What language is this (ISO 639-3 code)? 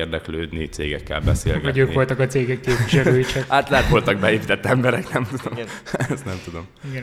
hun